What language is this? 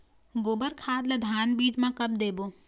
Chhattisgarhi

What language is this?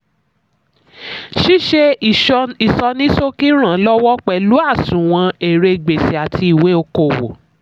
Yoruba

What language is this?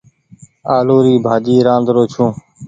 Goaria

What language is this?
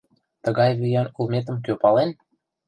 Mari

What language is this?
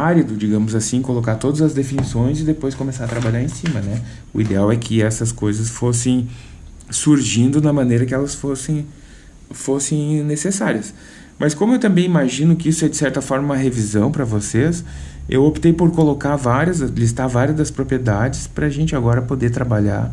Portuguese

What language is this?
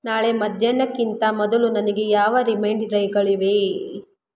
Kannada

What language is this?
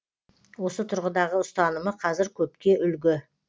Kazakh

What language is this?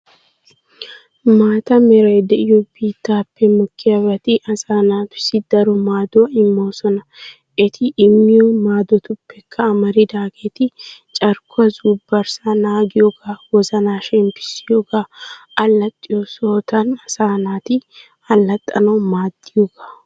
Wolaytta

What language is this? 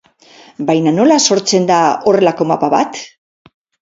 Basque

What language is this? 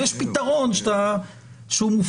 Hebrew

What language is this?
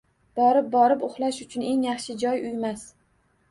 Uzbek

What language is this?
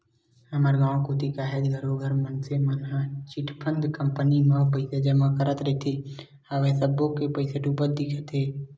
Chhattisgarhi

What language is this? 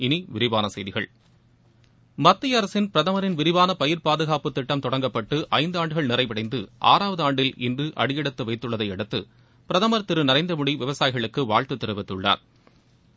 Tamil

